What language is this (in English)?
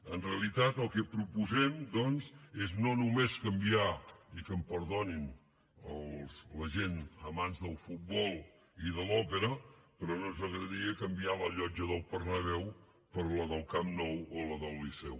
Catalan